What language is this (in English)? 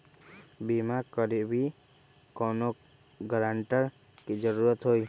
Magahi